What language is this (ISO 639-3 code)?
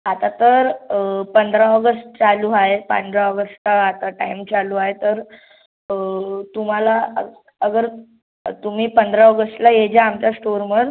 mar